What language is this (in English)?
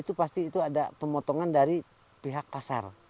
Indonesian